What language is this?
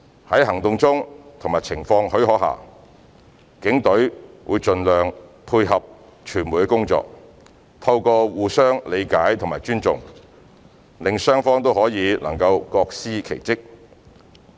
Cantonese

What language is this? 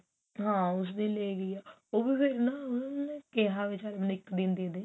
Punjabi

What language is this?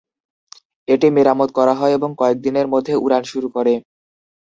Bangla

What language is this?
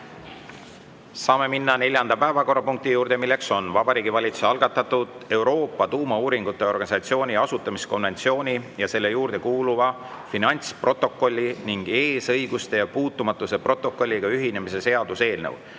Estonian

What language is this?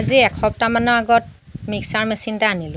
Assamese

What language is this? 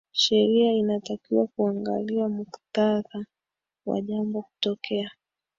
Swahili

